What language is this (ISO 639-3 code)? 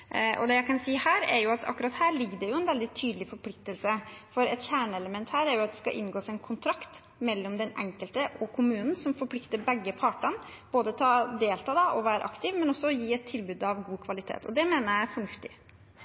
nob